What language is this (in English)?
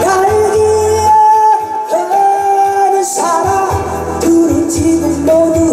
Korean